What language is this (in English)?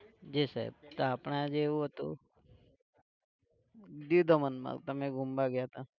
Gujarati